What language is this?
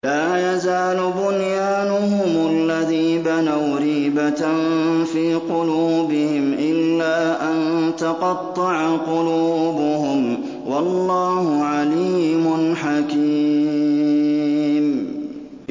Arabic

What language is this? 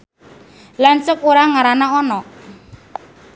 Sundanese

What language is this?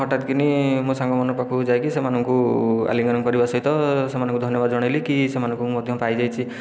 Odia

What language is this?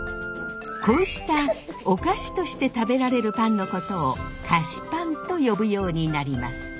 Japanese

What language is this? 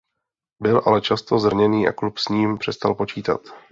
Czech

